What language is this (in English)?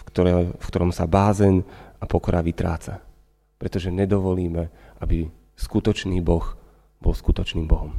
Slovak